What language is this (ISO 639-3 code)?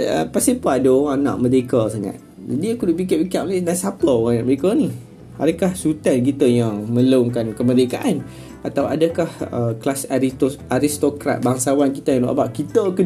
msa